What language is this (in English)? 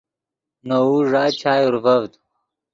Yidgha